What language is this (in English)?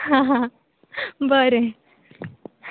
Konkani